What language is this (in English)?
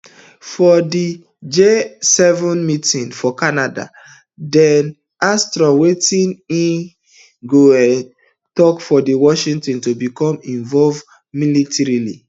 Nigerian Pidgin